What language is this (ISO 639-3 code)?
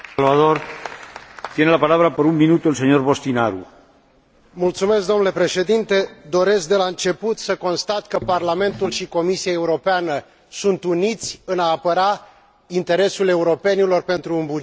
ron